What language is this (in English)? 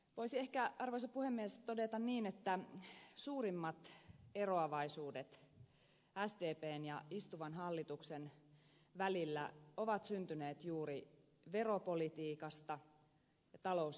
Finnish